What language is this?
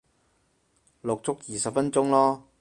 Cantonese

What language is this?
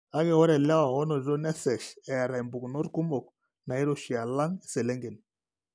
Masai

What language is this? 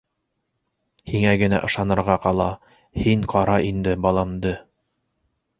Bashkir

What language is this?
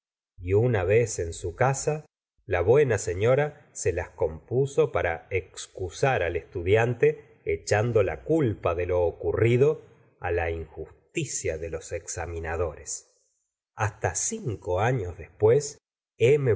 Spanish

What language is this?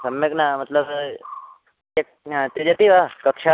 Sanskrit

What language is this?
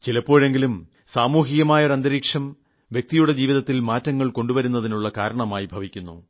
Malayalam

